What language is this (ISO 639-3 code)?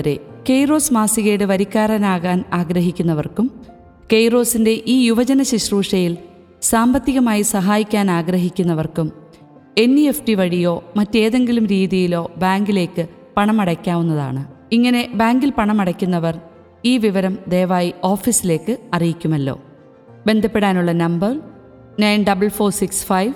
mal